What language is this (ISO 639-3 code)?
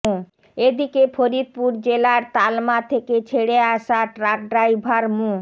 ben